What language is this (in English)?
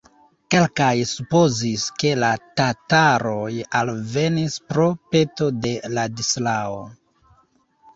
Esperanto